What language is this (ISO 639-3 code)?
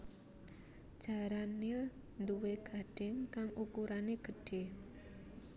jav